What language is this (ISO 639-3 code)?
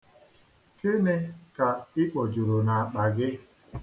ibo